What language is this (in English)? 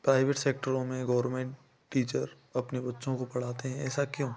Hindi